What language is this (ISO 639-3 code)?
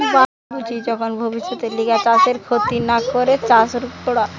ben